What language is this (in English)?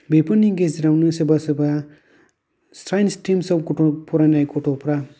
Bodo